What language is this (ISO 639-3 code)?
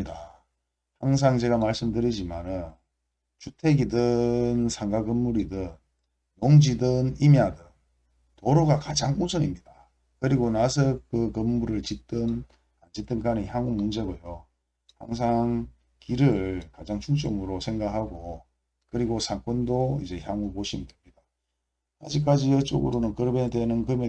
kor